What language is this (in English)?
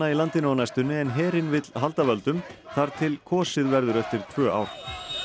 Icelandic